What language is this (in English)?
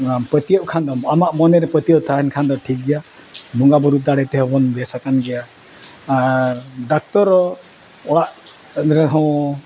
Santali